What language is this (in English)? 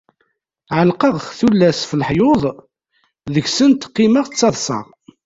Kabyle